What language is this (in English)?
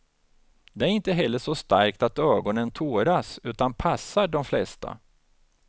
Swedish